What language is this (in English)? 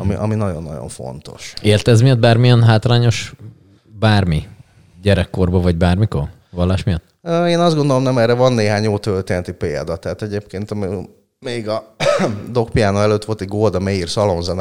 Hungarian